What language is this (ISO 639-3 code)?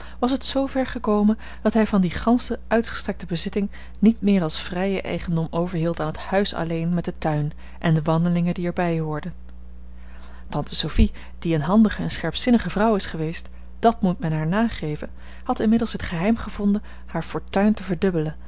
nld